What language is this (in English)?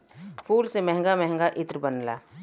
Bhojpuri